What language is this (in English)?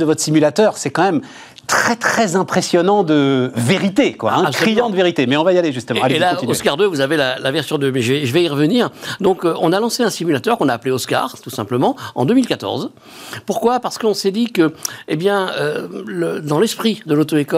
French